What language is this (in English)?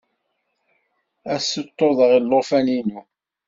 Kabyle